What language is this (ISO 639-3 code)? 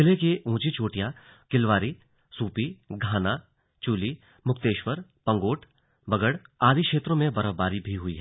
hin